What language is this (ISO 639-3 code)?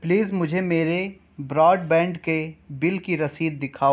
urd